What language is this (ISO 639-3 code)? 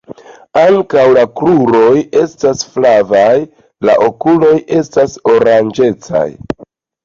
epo